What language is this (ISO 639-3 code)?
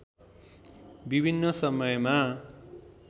nep